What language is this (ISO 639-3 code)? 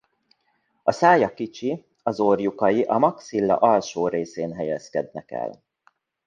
hun